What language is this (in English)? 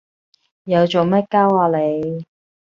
Cantonese